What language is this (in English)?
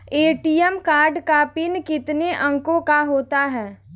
Hindi